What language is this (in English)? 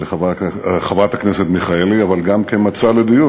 Hebrew